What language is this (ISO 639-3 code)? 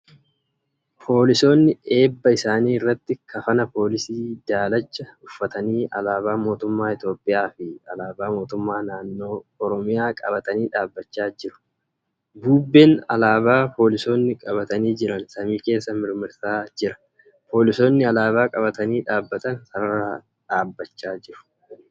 orm